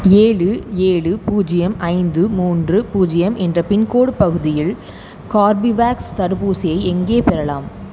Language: Tamil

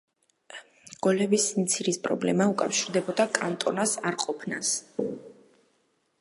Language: Georgian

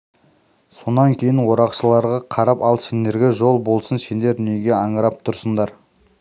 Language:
Kazakh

